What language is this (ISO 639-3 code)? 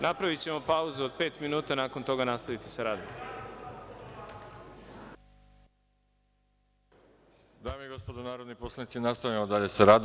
srp